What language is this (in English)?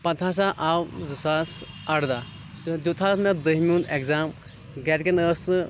Kashmiri